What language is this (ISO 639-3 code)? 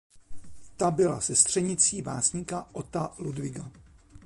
ces